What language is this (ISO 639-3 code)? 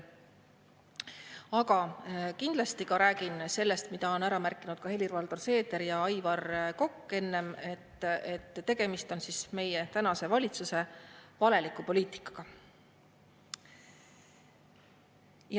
est